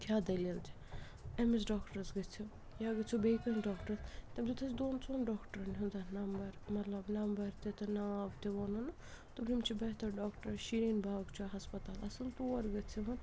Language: Kashmiri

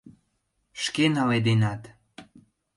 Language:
Mari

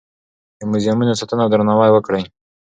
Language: Pashto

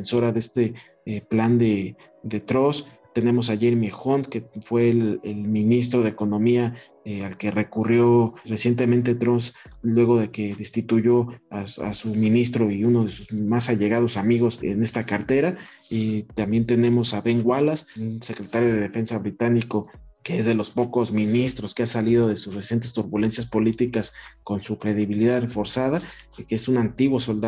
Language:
Spanish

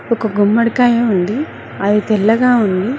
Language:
Telugu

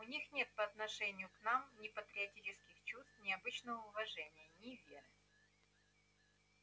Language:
Russian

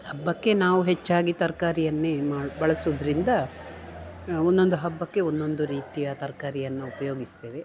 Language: Kannada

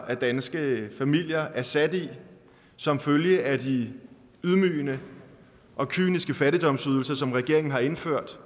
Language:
Danish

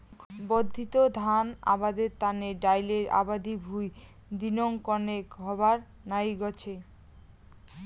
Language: Bangla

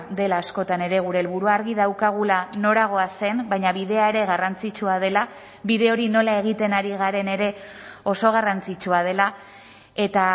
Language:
Basque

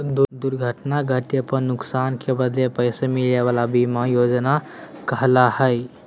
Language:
Magahi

